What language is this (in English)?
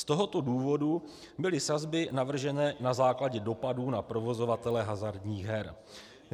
Czech